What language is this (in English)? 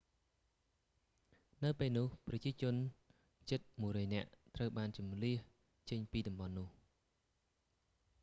Khmer